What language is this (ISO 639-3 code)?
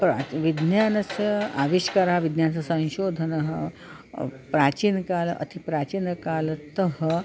san